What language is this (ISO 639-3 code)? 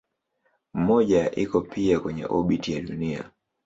swa